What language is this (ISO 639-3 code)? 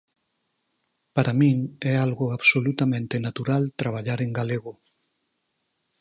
glg